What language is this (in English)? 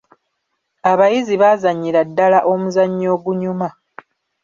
Ganda